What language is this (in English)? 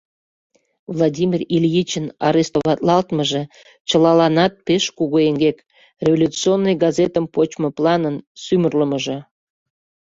Mari